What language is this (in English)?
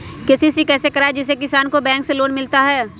Magahi